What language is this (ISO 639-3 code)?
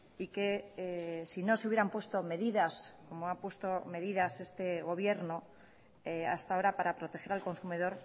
spa